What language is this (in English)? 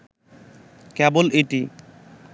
Bangla